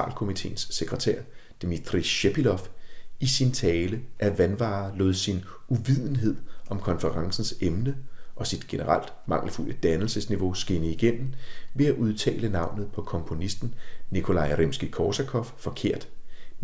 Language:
Danish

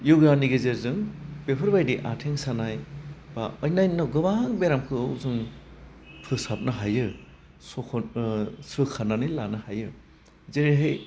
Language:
Bodo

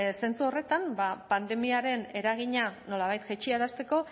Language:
Basque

